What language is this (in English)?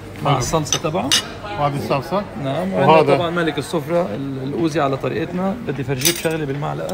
Arabic